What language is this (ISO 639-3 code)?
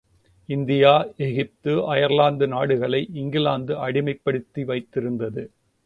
tam